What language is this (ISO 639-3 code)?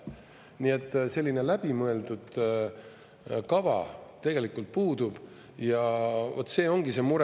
est